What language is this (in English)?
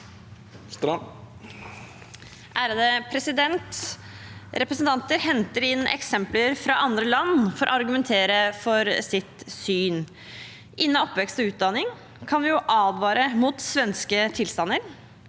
Norwegian